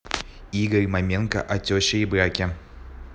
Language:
Russian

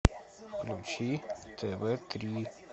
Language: Russian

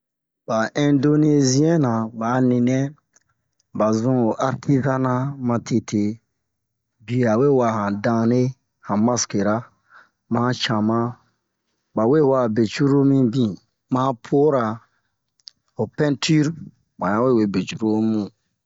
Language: Bomu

